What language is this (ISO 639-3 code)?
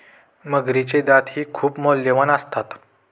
mar